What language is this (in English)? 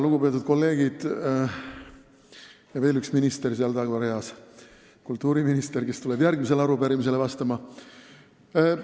Estonian